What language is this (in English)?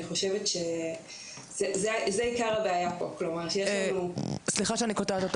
Hebrew